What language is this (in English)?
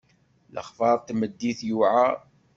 Kabyle